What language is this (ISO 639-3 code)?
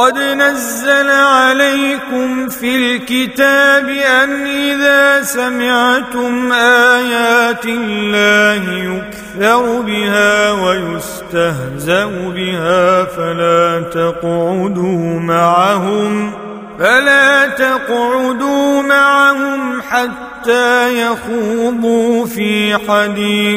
ara